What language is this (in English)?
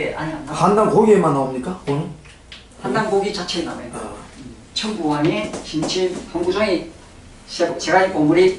Korean